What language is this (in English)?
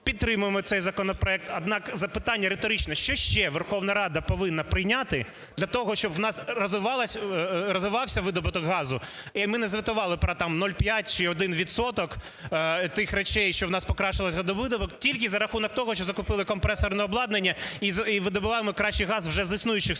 Ukrainian